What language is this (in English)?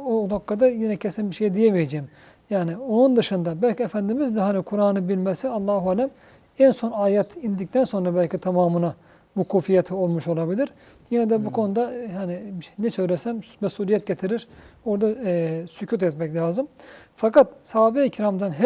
Turkish